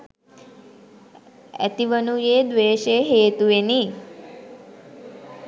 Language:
Sinhala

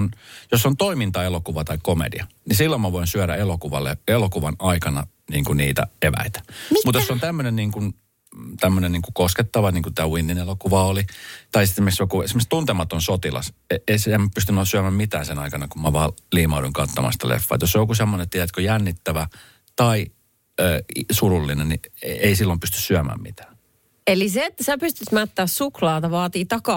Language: Finnish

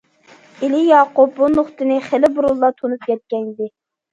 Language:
Uyghur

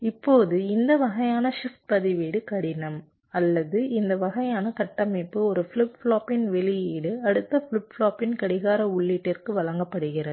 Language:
Tamil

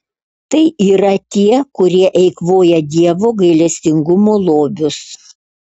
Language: Lithuanian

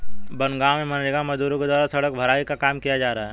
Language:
Hindi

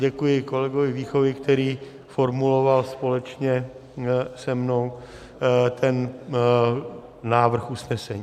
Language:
Czech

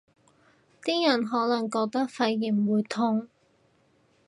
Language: Cantonese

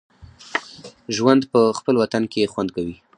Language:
Pashto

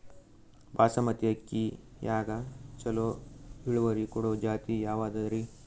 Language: Kannada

